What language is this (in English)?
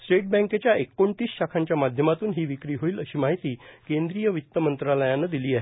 Marathi